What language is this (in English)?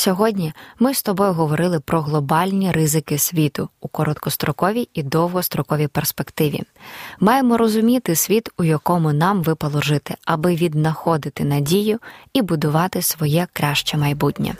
Ukrainian